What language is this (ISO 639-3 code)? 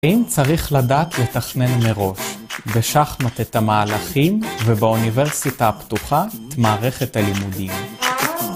heb